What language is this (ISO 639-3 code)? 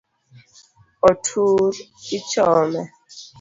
luo